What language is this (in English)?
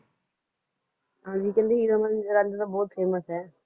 Punjabi